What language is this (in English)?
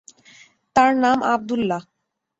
Bangla